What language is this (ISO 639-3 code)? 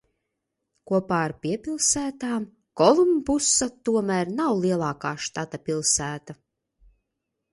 lav